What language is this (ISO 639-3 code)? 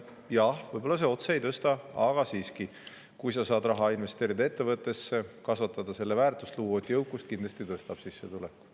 est